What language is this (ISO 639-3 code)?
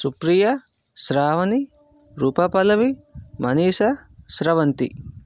tel